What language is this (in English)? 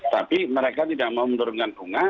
Indonesian